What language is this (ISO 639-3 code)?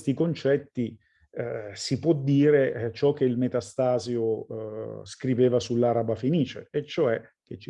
ita